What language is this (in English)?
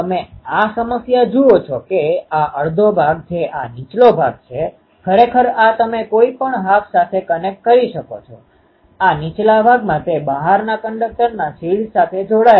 Gujarati